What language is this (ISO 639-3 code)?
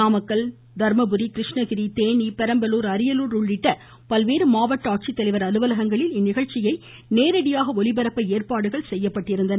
tam